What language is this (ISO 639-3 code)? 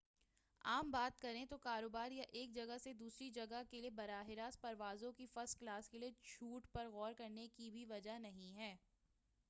urd